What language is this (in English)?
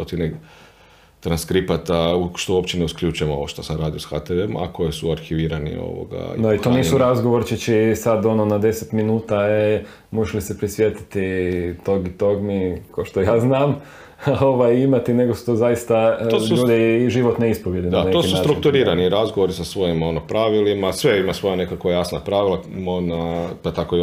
Croatian